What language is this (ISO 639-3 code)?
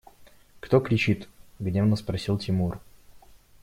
rus